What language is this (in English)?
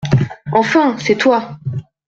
French